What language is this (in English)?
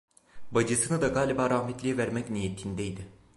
Turkish